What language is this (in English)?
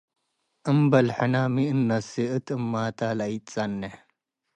Tigre